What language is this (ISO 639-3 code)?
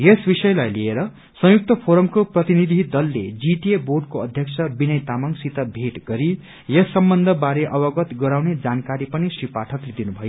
nep